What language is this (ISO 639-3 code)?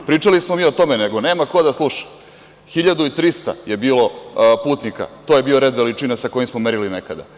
srp